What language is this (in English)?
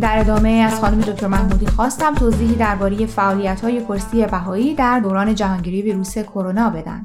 Persian